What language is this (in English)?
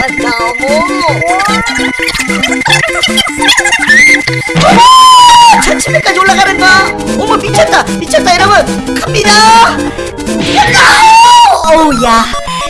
Korean